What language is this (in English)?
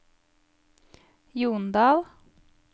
Norwegian